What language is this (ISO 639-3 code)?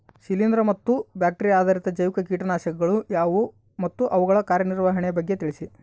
kan